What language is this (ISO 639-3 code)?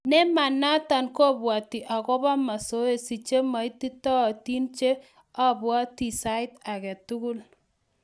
kln